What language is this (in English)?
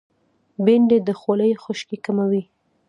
Pashto